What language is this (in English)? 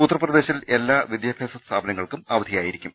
Malayalam